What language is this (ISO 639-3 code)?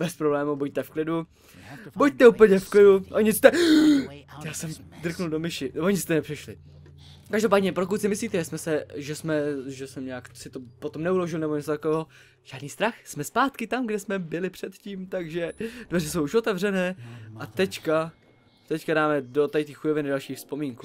ces